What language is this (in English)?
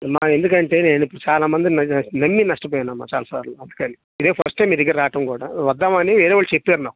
Telugu